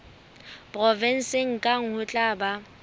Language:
Southern Sotho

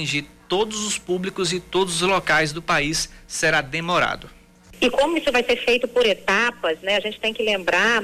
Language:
Portuguese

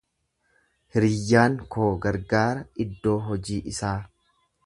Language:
Oromo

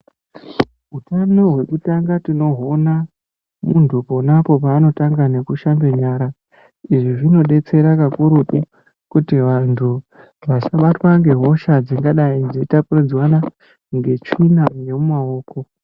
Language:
Ndau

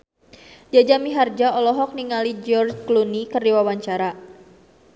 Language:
Sundanese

